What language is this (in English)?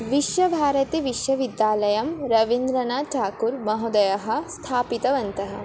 Sanskrit